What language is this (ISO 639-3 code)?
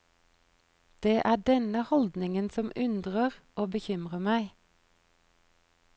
nor